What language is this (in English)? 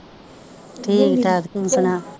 Punjabi